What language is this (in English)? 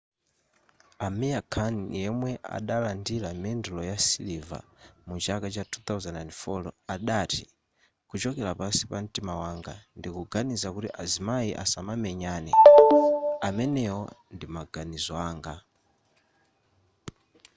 Nyanja